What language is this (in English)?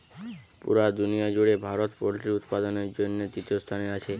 Bangla